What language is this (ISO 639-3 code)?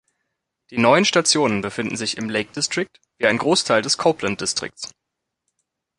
deu